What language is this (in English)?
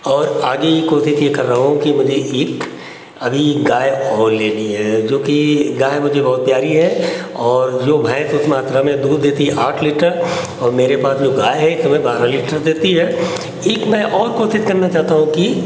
Hindi